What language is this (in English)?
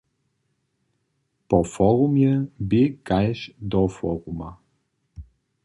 Upper Sorbian